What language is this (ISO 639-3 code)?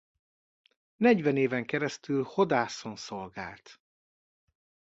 hun